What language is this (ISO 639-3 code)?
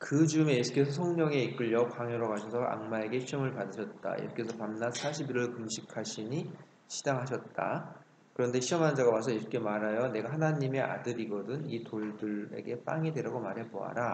kor